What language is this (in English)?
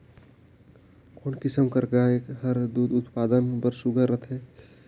Chhattisgarhi